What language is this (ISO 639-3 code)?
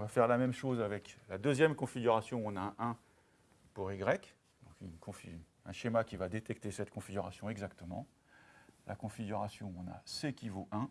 fra